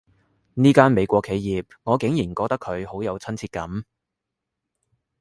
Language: Cantonese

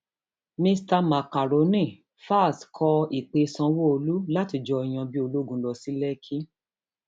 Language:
Yoruba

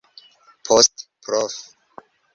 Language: Esperanto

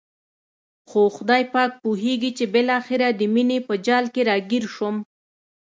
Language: Pashto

